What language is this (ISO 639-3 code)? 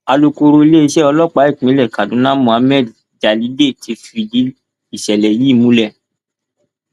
yor